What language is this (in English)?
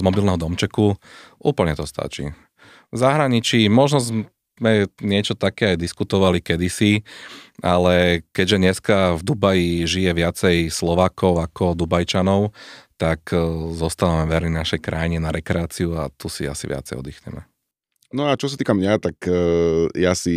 Slovak